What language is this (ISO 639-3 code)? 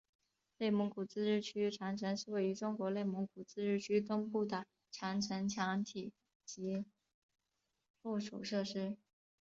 zho